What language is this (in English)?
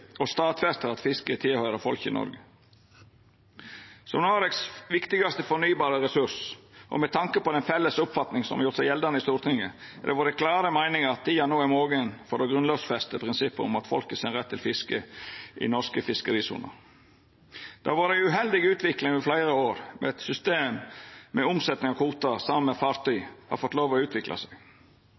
Norwegian Nynorsk